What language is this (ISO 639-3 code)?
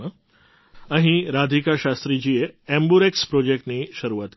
guj